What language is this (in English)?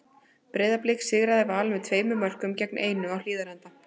Icelandic